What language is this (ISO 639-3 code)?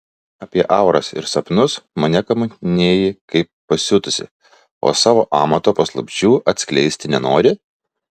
lit